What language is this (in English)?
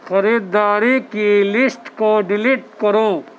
Urdu